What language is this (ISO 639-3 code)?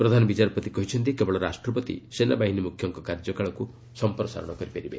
ori